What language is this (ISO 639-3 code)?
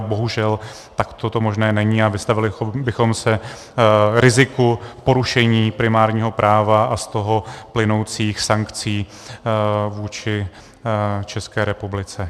ces